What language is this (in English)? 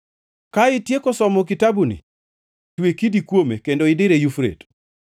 Luo (Kenya and Tanzania)